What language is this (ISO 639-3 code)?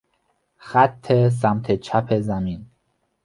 fas